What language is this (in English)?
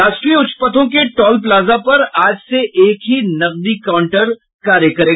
Hindi